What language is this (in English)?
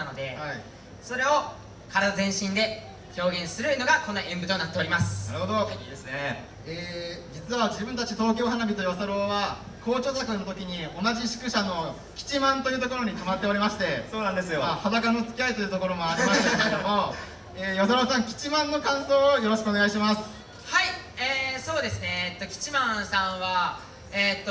Japanese